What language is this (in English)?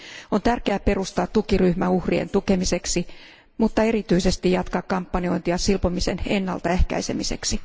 Finnish